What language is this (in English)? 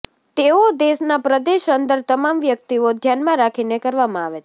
Gujarati